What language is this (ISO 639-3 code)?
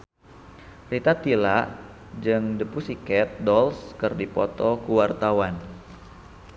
sun